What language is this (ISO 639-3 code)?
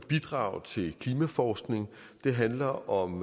dan